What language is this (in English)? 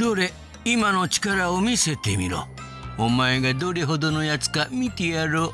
Japanese